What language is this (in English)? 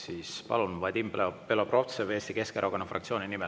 Estonian